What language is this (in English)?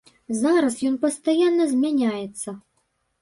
Belarusian